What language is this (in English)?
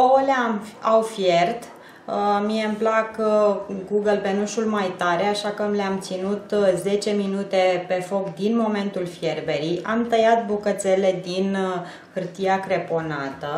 Romanian